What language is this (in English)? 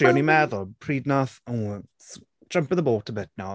Welsh